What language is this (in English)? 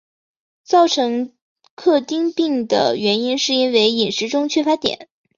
Chinese